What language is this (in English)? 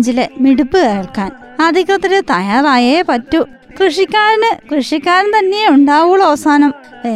Malayalam